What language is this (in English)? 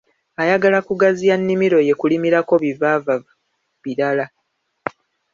Ganda